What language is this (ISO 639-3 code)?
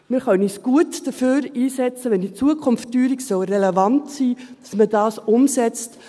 gsw